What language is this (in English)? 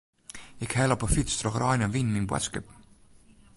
Western Frisian